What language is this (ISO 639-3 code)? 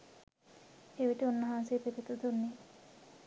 sin